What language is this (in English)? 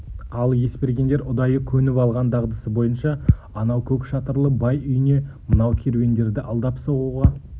Kazakh